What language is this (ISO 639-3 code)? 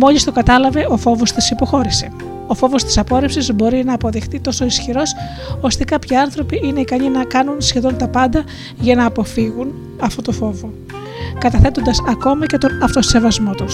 ell